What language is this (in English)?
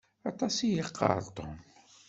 Kabyle